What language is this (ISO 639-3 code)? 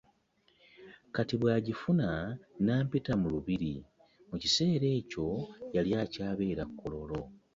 lug